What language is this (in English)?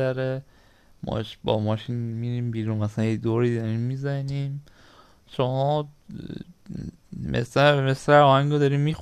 Persian